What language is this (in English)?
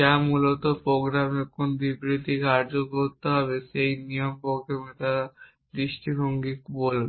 Bangla